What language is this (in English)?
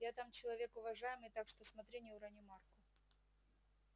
Russian